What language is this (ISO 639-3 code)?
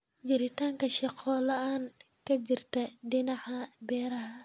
som